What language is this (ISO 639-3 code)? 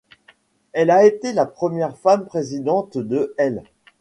fra